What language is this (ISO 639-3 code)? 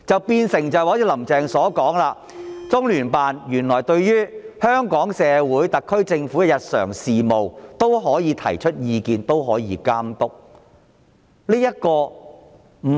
yue